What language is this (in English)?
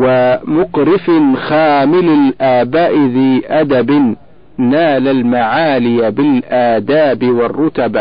Arabic